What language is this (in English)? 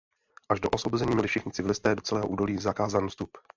Czech